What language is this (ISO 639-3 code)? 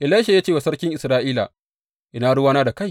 hau